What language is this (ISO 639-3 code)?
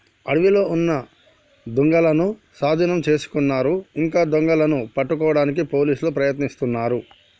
tel